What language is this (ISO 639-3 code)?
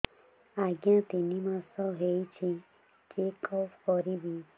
ori